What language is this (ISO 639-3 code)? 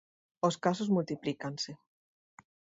glg